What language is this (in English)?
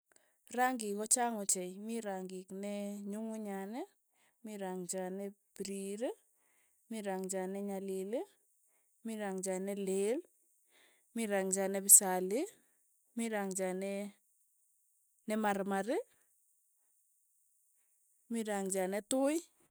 Tugen